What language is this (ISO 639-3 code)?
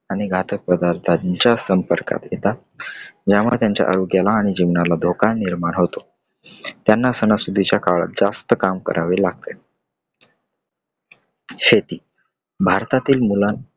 mar